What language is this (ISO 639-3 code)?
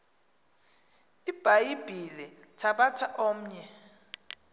xho